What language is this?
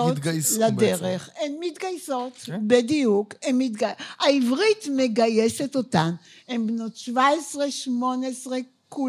Hebrew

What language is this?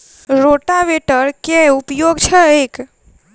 Maithili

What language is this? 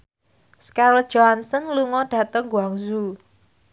Javanese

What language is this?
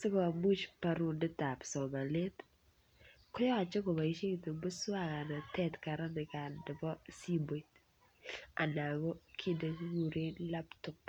Kalenjin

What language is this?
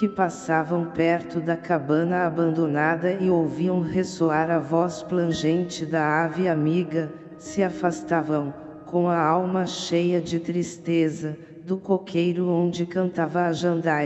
Portuguese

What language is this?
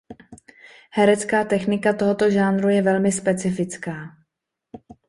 Czech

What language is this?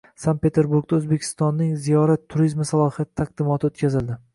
Uzbek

